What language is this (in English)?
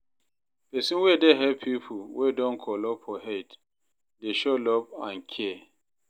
Nigerian Pidgin